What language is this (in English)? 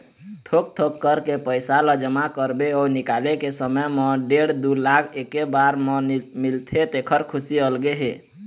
Chhattisgarhi